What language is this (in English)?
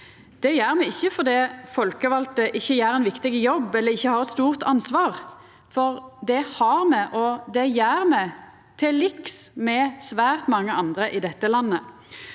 Norwegian